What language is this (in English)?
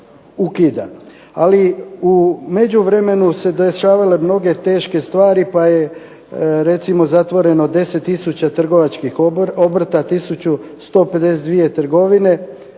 Croatian